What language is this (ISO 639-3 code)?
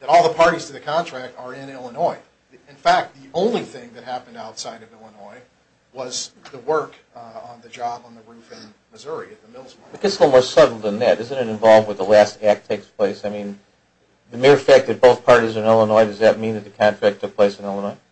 eng